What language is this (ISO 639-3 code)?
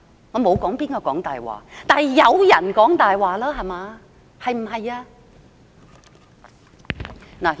yue